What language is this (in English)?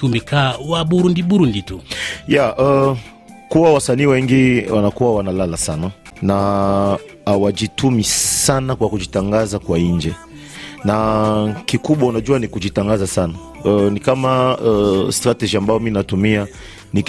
Swahili